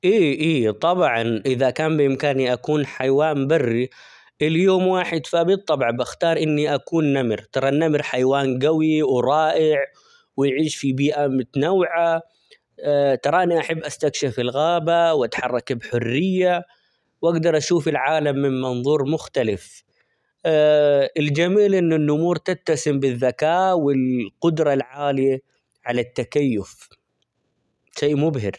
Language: Omani Arabic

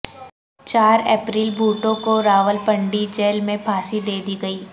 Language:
Urdu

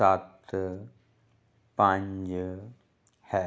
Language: Punjabi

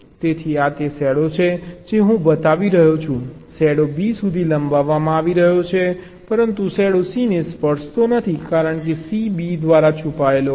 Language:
Gujarati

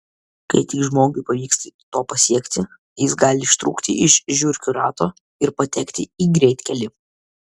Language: Lithuanian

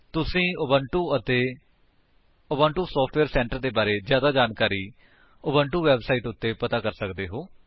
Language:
Punjabi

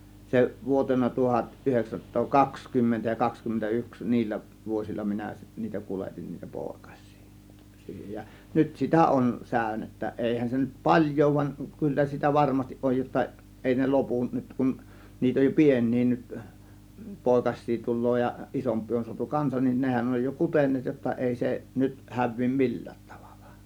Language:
Finnish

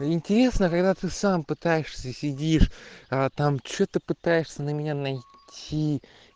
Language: Russian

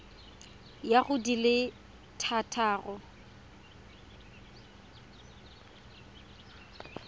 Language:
Tswana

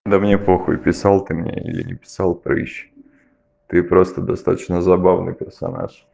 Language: Russian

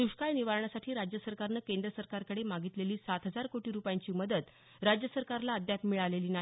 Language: Marathi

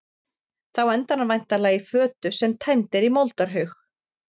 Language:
Icelandic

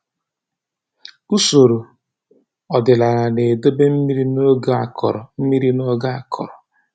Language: Igbo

